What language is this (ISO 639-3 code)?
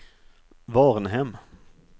swe